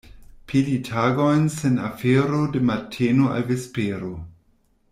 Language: Esperanto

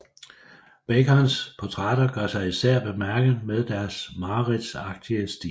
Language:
Danish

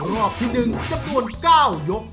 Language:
Thai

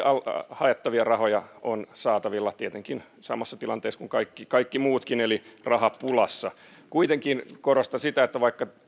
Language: Finnish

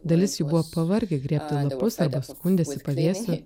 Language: Lithuanian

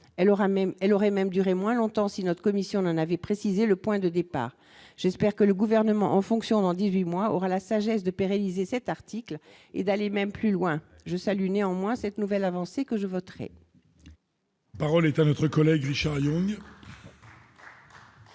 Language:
French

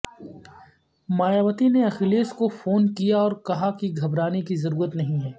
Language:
Urdu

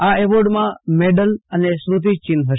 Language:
Gujarati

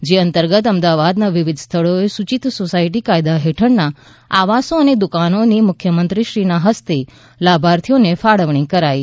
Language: Gujarati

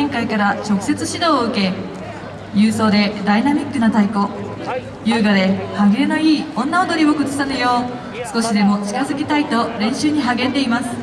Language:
Japanese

